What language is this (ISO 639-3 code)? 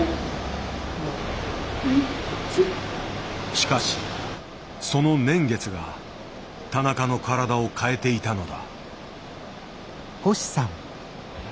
jpn